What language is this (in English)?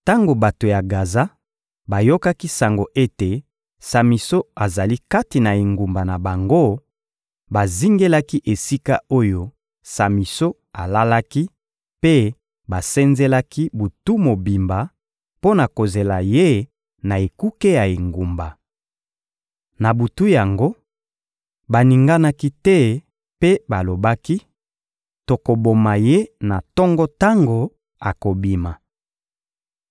Lingala